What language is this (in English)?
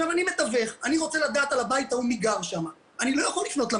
Hebrew